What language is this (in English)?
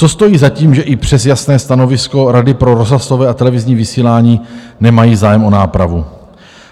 Czech